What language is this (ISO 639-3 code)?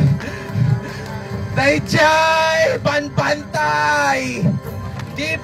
ind